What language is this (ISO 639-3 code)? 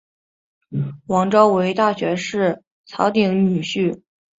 zho